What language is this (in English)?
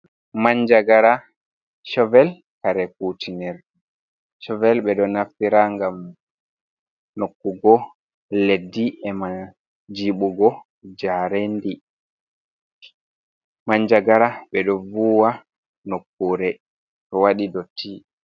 Fula